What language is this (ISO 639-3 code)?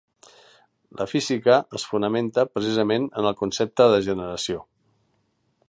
cat